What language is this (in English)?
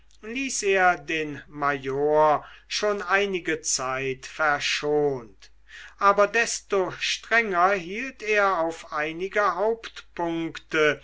German